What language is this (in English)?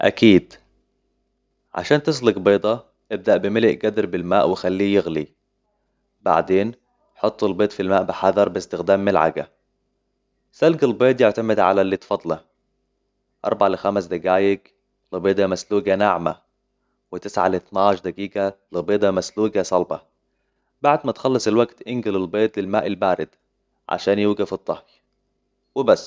Hijazi Arabic